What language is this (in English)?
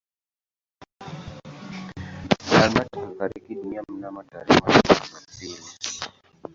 Swahili